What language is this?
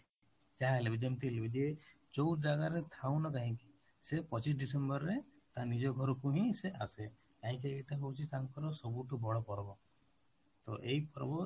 Odia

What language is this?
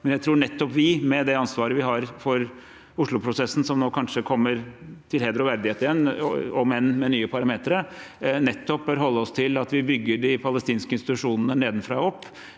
Norwegian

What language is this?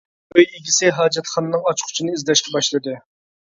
Uyghur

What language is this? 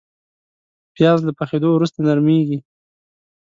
Pashto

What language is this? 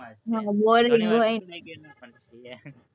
Gujarati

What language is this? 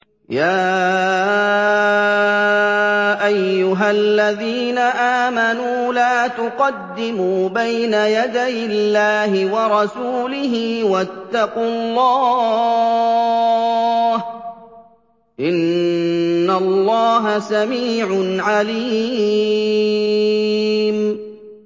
Arabic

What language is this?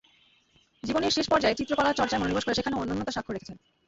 Bangla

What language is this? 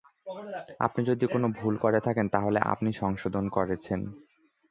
Bangla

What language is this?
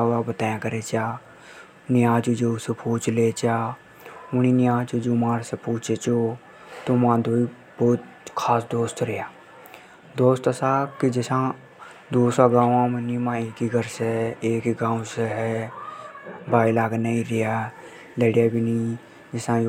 Hadothi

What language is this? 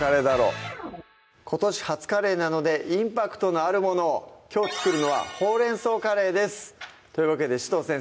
Japanese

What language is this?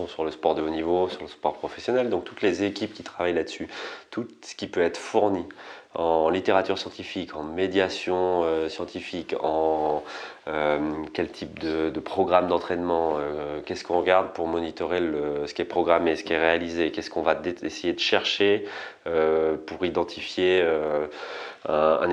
French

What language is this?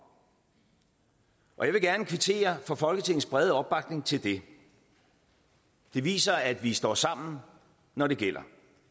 Danish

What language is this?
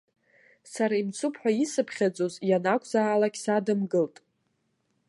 Abkhazian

